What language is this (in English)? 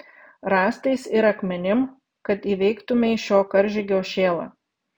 Lithuanian